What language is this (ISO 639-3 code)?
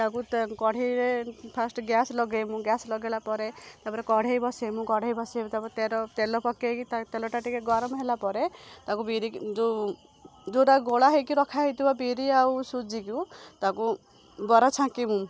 ori